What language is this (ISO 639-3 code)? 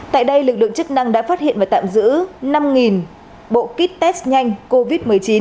vie